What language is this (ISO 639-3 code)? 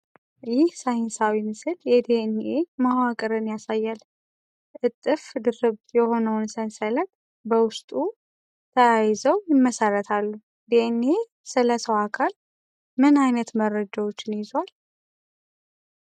amh